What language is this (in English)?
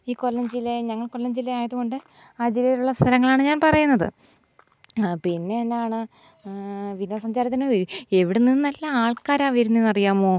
Malayalam